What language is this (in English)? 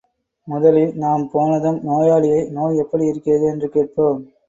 Tamil